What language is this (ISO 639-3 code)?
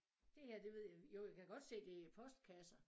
dan